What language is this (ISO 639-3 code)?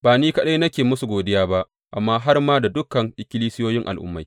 hau